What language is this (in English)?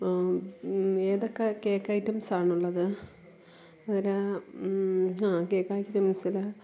Malayalam